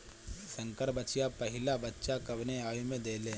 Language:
Bhojpuri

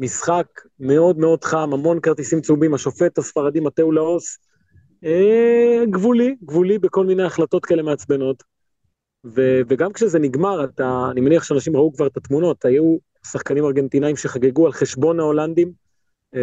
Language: Hebrew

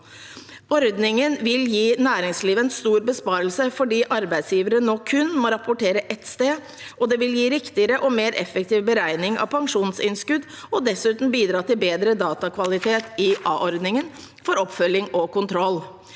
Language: Norwegian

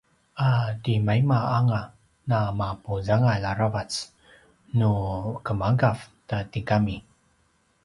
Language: Paiwan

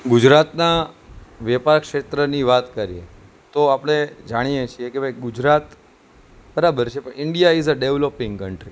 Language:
Gujarati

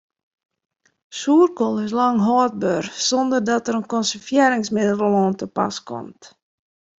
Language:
Western Frisian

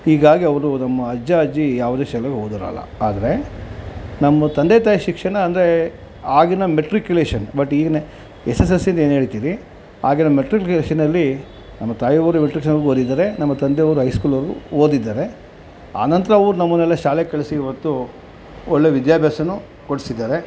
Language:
Kannada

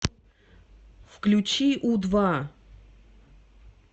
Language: Russian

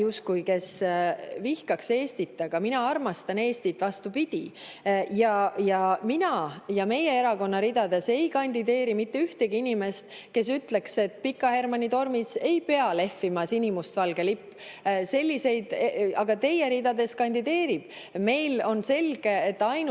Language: Estonian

